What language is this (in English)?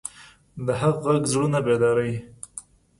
Pashto